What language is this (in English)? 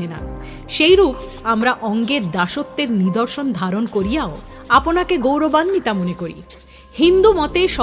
Bangla